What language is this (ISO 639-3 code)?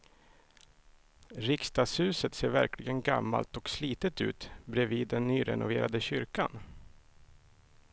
swe